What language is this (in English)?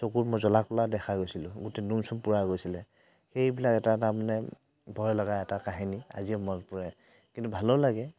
Assamese